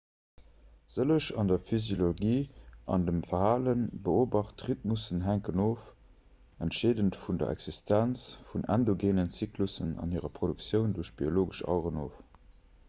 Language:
Luxembourgish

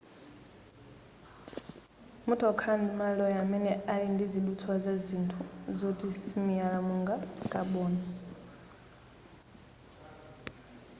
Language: Nyanja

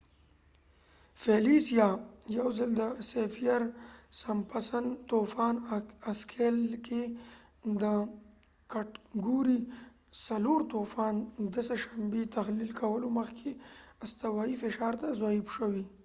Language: Pashto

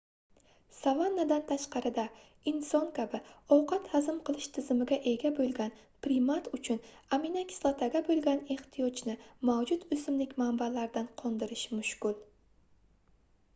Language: Uzbek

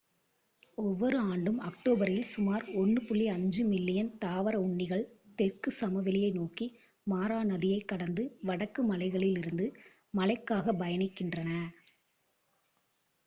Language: Tamil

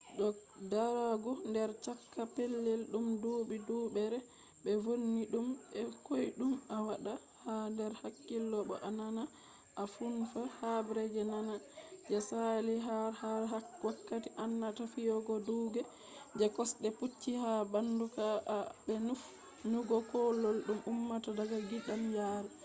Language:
Fula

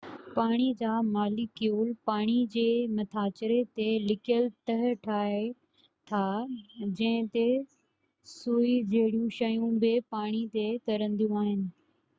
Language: Sindhi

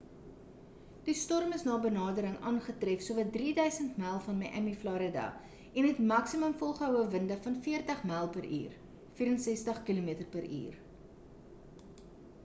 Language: Afrikaans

